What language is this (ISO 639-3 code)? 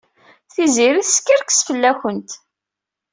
kab